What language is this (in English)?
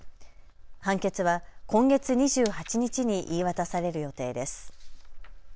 Japanese